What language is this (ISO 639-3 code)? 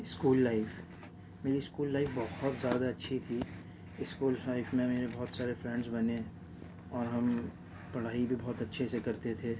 urd